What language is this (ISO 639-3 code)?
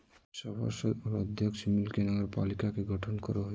mag